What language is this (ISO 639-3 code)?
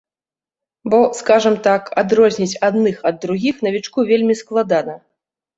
bel